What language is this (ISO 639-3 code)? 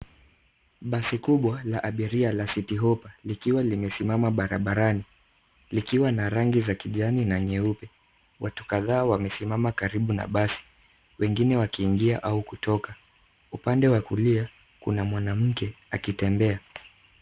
swa